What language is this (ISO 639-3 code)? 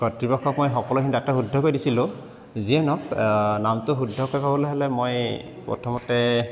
asm